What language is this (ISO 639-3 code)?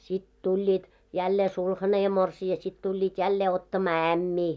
fin